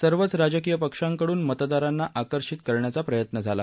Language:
Marathi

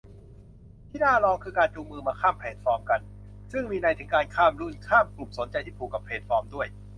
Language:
Thai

